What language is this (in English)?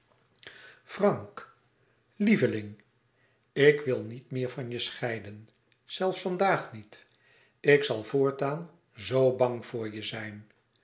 Dutch